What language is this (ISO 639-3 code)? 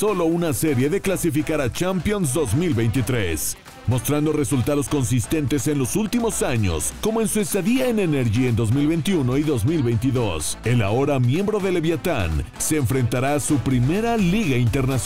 spa